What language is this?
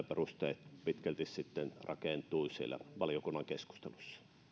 Finnish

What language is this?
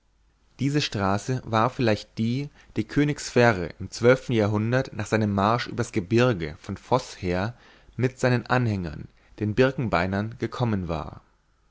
German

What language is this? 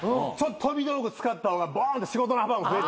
Japanese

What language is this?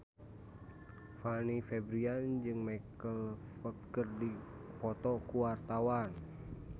Sundanese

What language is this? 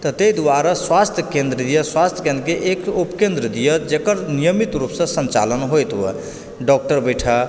Maithili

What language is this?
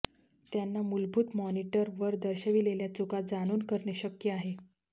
Marathi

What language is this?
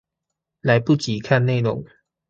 Chinese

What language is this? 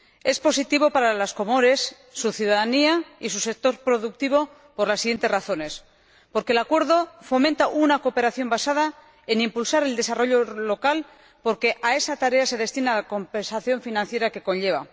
Spanish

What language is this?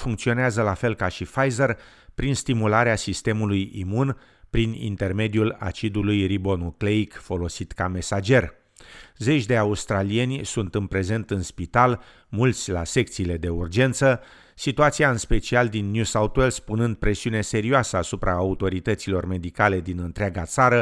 Romanian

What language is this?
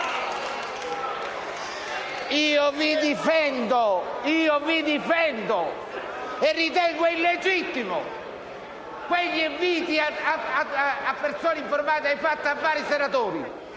Italian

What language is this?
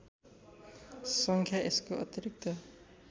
Nepali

